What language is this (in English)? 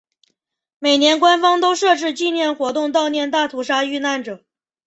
Chinese